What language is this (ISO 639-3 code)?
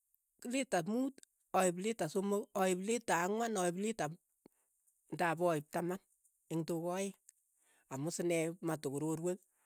eyo